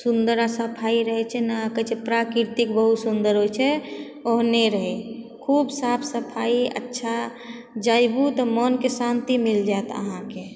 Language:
Maithili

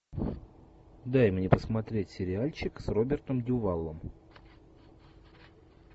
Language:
Russian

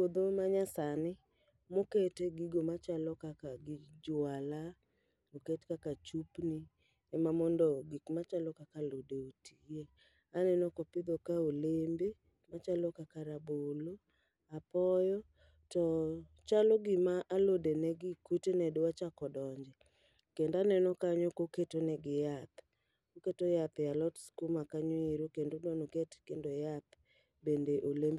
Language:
Luo (Kenya and Tanzania)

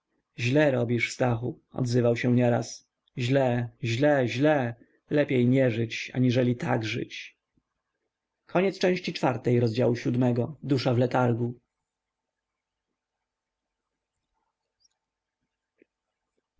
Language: Polish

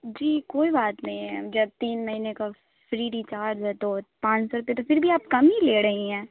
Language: Urdu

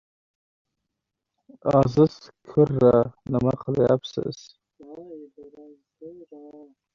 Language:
Uzbek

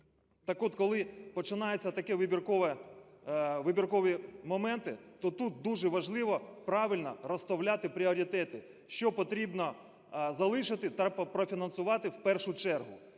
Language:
Ukrainian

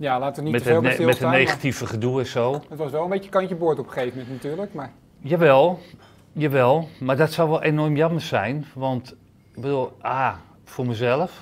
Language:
Dutch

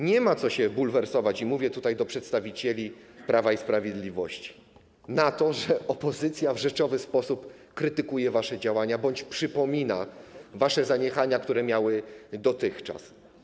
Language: Polish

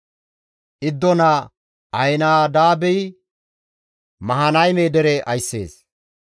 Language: Gamo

